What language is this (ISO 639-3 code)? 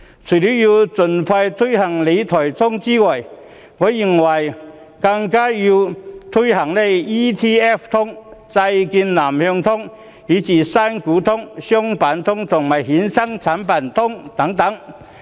yue